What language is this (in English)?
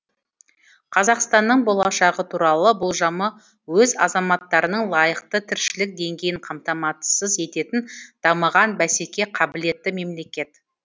Kazakh